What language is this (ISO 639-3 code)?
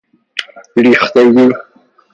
fas